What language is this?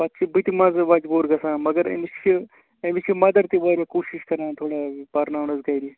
Kashmiri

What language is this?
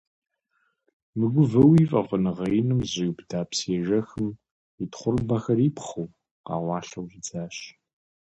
Kabardian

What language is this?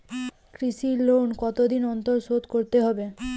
Bangla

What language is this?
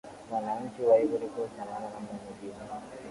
Swahili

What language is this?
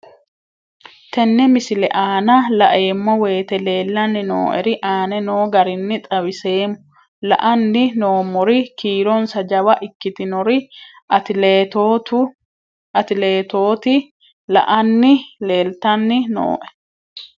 Sidamo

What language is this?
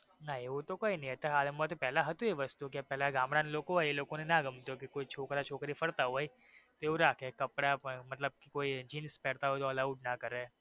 Gujarati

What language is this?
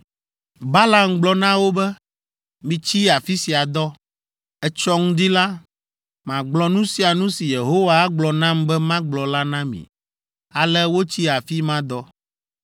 Ewe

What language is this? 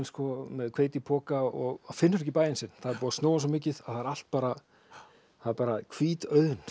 Icelandic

